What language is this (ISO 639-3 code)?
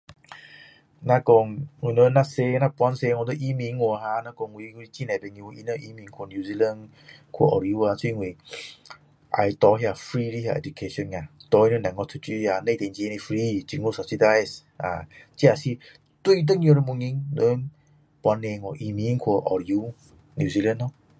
cdo